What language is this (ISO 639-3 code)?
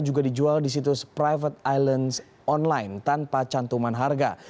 ind